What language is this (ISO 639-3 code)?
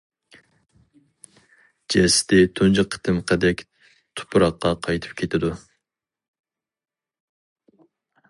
uig